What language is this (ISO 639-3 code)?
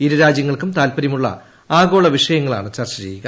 mal